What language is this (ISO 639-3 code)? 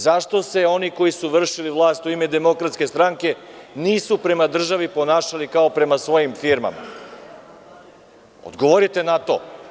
srp